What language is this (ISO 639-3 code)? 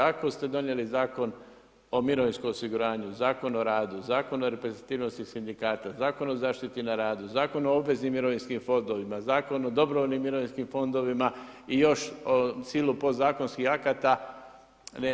hrv